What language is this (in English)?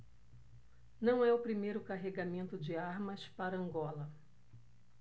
Portuguese